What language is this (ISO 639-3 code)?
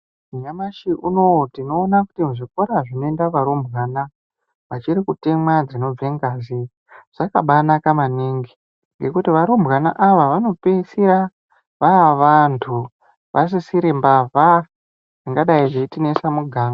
ndc